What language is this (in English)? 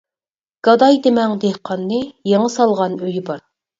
Uyghur